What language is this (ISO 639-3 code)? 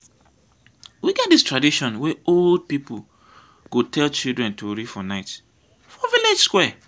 pcm